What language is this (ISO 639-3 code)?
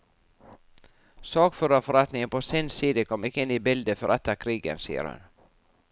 nor